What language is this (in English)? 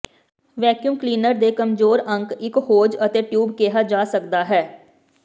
Punjabi